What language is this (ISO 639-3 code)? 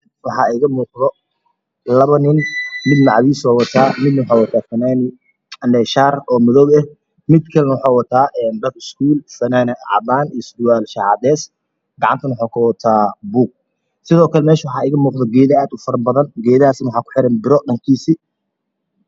som